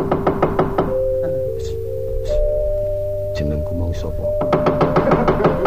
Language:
Indonesian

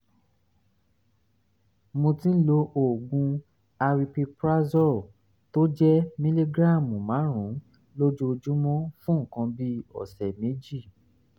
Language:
Yoruba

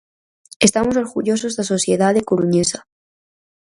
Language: Galician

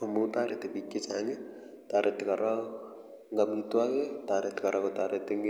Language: Kalenjin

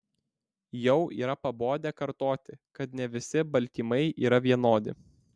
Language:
Lithuanian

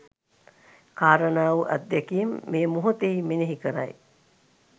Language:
Sinhala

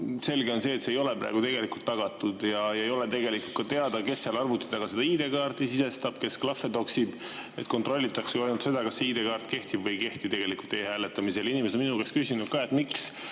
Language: Estonian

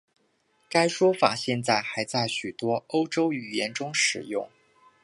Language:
Chinese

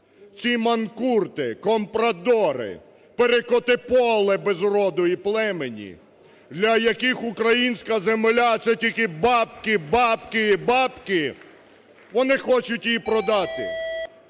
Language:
Ukrainian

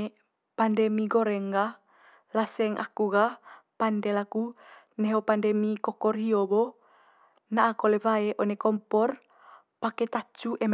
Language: Manggarai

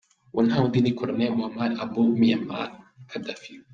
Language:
Kinyarwanda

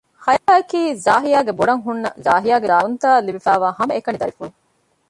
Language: Divehi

